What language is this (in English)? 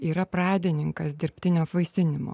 Lithuanian